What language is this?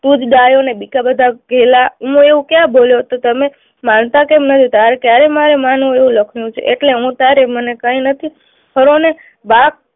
Gujarati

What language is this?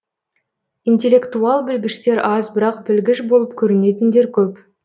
Kazakh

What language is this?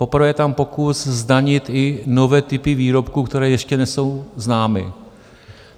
Czech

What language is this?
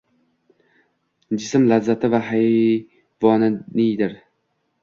Uzbek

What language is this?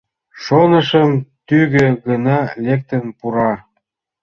Mari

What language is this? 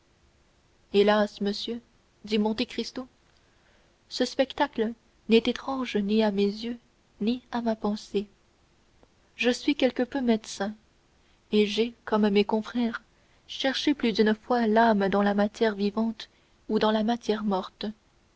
French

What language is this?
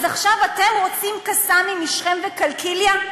Hebrew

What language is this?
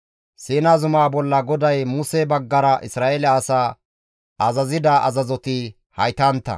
Gamo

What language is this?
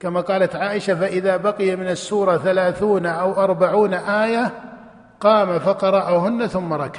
Arabic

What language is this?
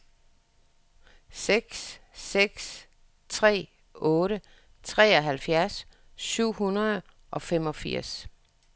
Danish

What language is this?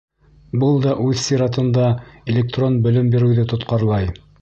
Bashkir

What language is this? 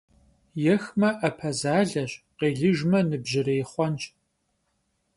Kabardian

